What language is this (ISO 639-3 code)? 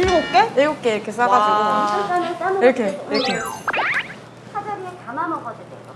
kor